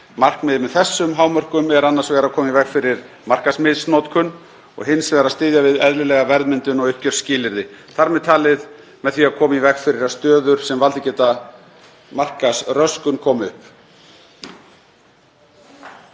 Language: Icelandic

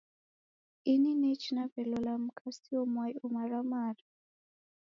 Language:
Taita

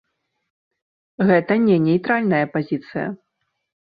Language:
Belarusian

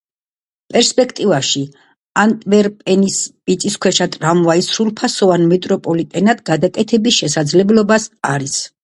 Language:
Georgian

